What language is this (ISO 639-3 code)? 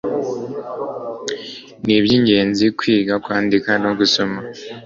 kin